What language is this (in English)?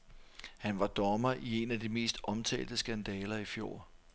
Danish